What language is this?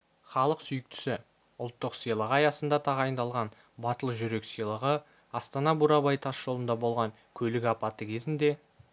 Kazakh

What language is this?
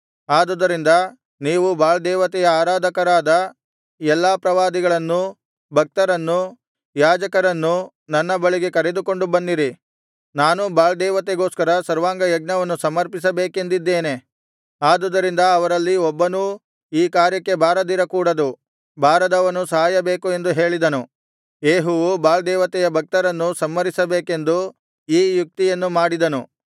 Kannada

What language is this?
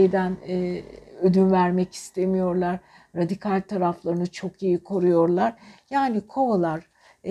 Turkish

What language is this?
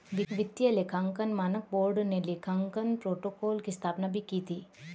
Hindi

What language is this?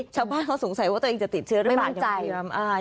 Thai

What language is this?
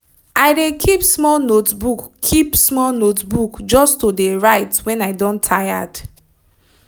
Nigerian Pidgin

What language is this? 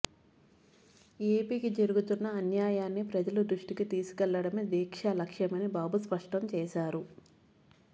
Telugu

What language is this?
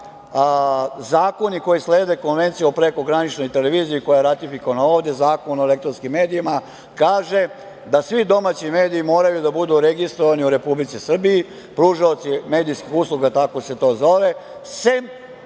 Serbian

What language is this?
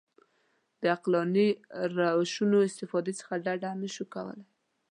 Pashto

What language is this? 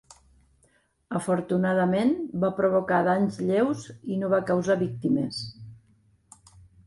Catalan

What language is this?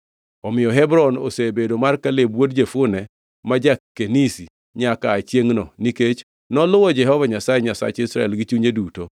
Luo (Kenya and Tanzania)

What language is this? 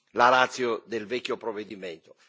Italian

